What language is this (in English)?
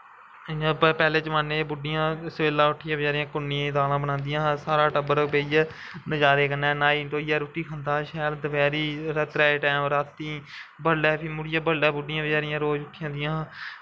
Dogri